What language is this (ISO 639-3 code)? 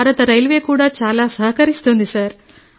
tel